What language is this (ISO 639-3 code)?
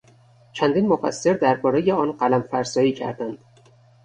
fas